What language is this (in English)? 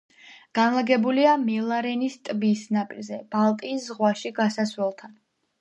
Georgian